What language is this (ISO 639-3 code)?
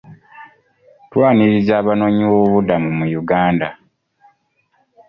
lug